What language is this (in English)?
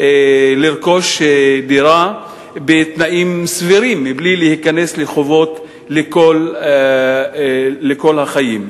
Hebrew